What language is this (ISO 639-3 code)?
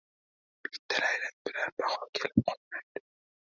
uzb